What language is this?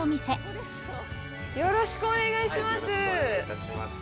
Japanese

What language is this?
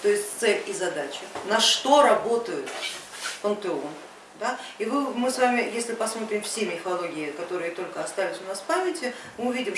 Russian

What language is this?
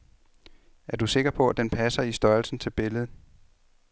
Danish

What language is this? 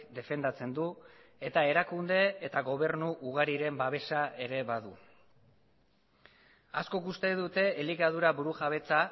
Basque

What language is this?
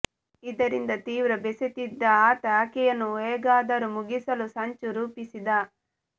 Kannada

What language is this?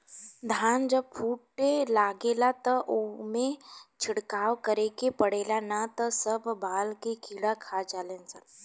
Bhojpuri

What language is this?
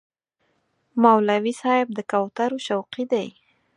Pashto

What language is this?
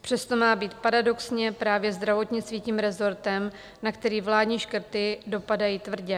Czech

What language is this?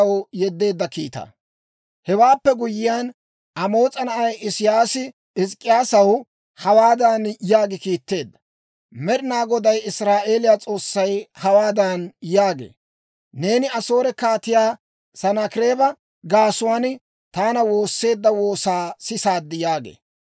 Dawro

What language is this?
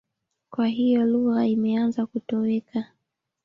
Swahili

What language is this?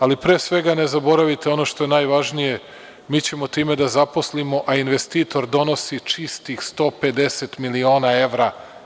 Serbian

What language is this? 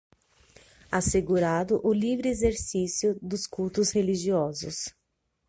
Portuguese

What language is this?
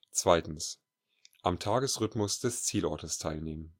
German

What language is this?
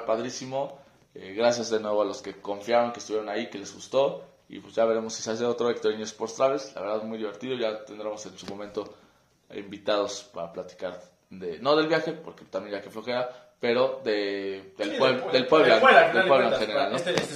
Spanish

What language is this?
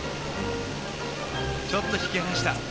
Japanese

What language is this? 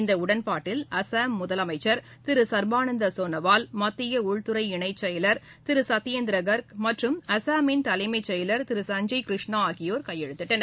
Tamil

